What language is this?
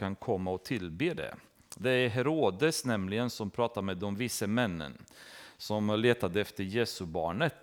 Swedish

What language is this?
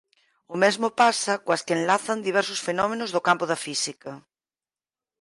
Galician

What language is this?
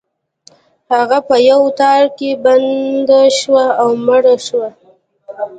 Pashto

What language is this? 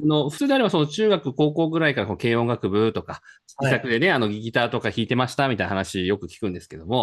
Japanese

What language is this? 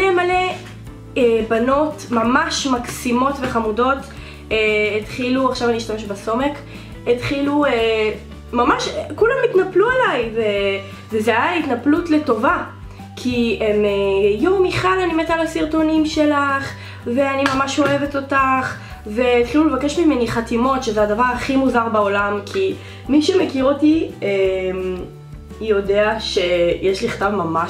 Hebrew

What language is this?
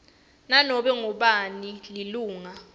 Swati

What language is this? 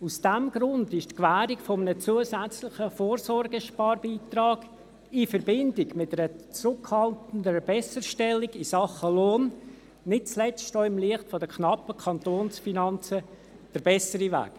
Swiss German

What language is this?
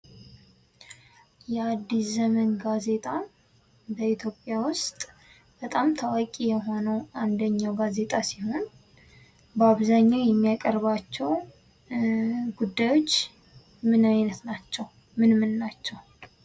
Amharic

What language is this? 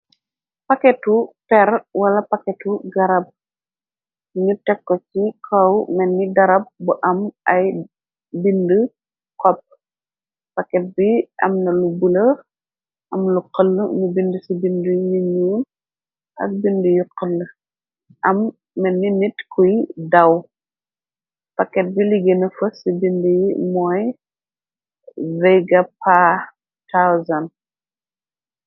Wolof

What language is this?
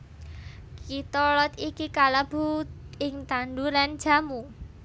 Javanese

